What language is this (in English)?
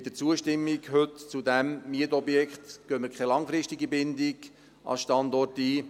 Swiss German